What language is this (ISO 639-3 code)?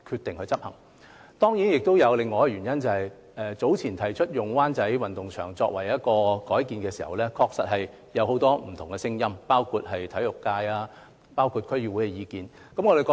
yue